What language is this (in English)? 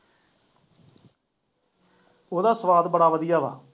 Punjabi